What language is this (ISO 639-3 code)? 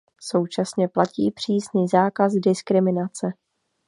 ces